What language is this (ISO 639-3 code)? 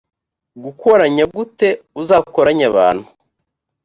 kin